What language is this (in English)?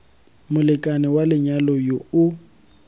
Tswana